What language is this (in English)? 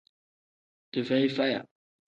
Tem